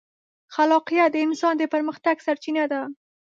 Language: Pashto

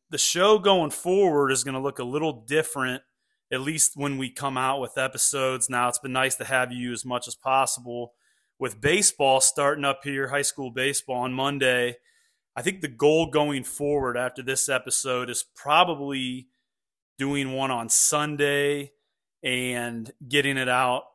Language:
English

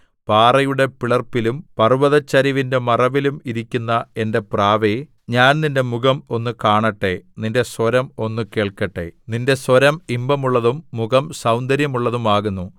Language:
Malayalam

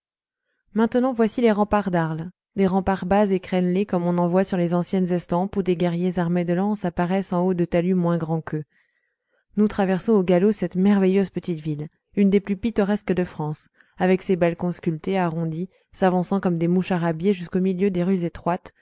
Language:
French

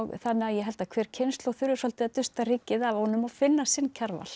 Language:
Icelandic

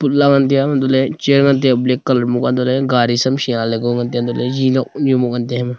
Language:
Wancho Naga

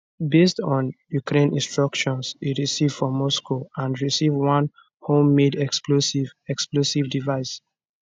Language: Nigerian Pidgin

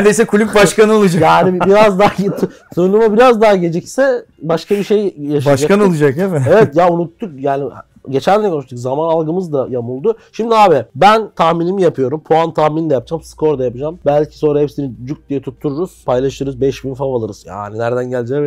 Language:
Turkish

